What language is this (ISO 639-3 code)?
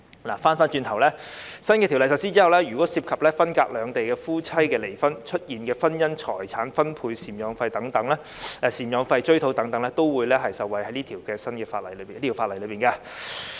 yue